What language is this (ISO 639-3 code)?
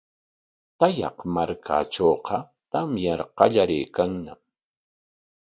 qwa